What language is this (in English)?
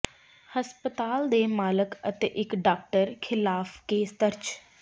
Punjabi